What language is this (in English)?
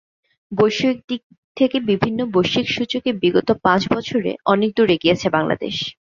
Bangla